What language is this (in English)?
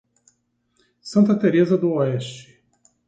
Portuguese